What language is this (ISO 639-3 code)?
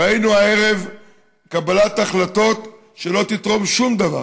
heb